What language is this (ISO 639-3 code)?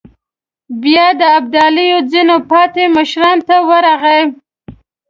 pus